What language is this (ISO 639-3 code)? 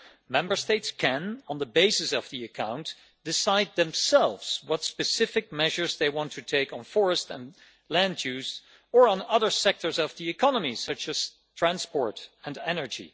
eng